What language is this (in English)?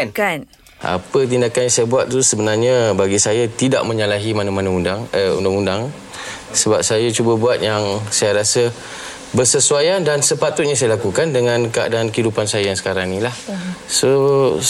Malay